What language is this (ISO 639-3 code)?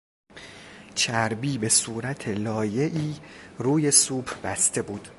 fas